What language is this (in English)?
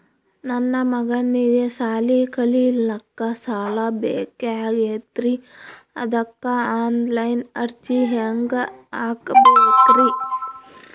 Kannada